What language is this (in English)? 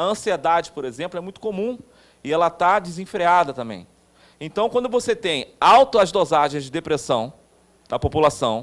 Portuguese